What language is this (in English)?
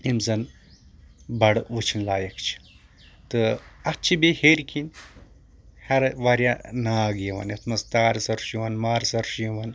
Kashmiri